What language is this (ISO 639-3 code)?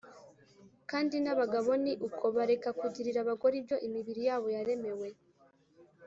kin